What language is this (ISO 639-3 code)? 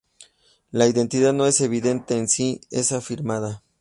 spa